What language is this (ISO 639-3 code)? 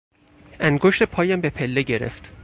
fas